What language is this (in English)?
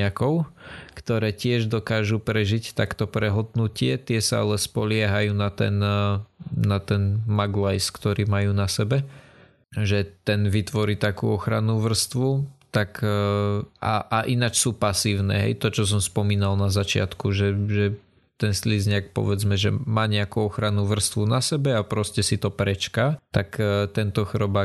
Slovak